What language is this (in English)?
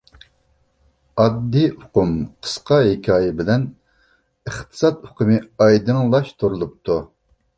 Uyghur